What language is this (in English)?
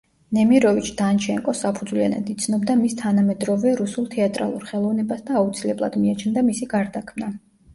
Georgian